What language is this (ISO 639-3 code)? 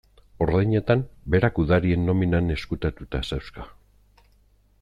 eus